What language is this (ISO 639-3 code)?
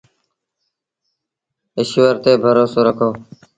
sbn